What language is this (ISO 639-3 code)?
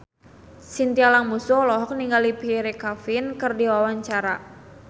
sun